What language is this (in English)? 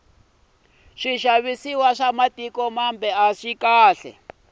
Tsonga